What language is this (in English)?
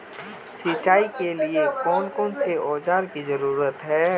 Magahi